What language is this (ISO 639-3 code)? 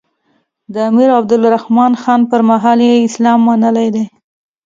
pus